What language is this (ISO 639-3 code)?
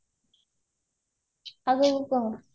ori